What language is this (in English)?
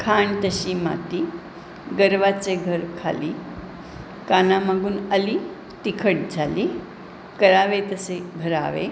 Marathi